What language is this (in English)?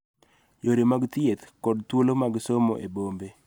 Luo (Kenya and Tanzania)